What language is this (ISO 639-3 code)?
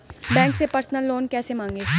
hin